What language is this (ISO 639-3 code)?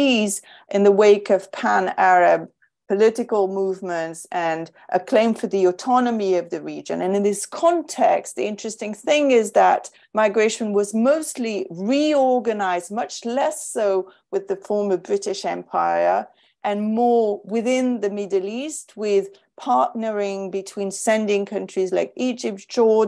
eng